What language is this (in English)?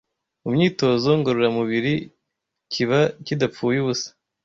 Kinyarwanda